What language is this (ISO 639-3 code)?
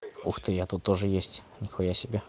rus